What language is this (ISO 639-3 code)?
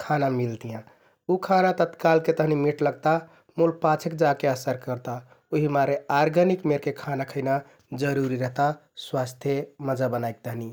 tkt